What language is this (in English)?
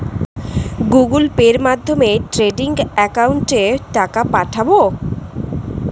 Bangla